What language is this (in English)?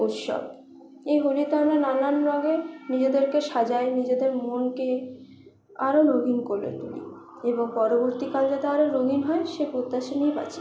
Bangla